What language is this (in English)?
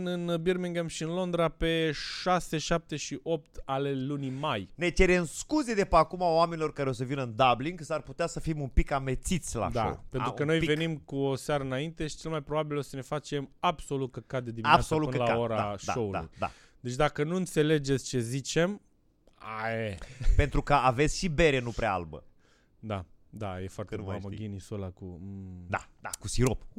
Romanian